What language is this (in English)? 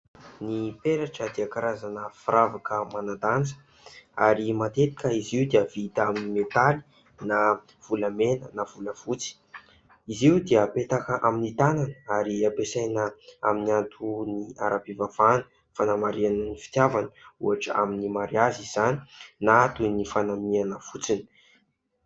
Malagasy